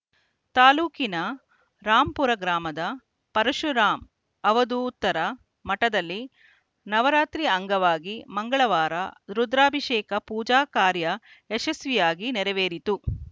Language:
Kannada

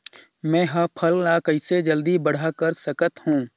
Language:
Chhattisgarhi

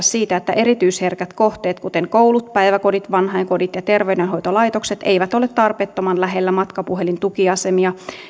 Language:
Finnish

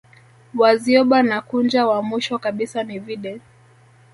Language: Swahili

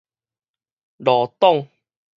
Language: Min Nan Chinese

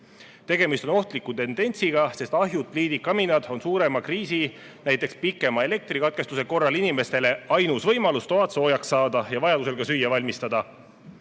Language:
Estonian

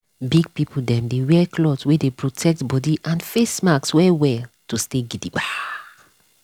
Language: Nigerian Pidgin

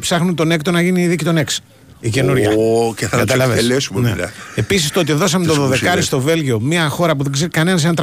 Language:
Greek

